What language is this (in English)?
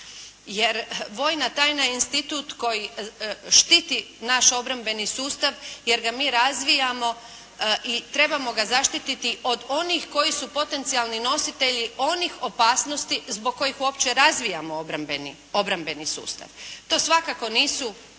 Croatian